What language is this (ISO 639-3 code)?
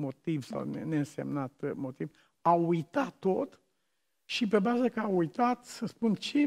ron